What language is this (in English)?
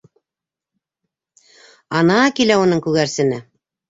Bashkir